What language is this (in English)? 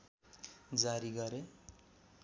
Nepali